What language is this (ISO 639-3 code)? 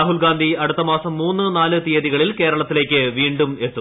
mal